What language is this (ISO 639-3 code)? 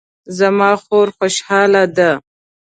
pus